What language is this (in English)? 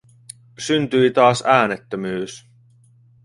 Finnish